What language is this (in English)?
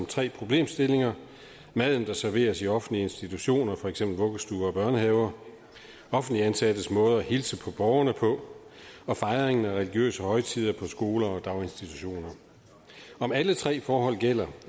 Danish